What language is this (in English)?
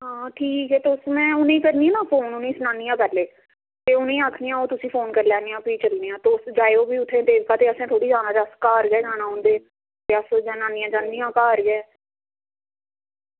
Dogri